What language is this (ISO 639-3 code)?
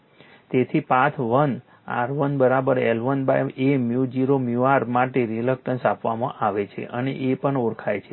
guj